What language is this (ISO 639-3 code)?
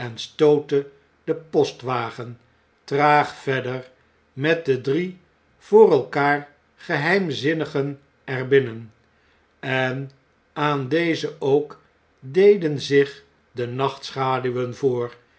nld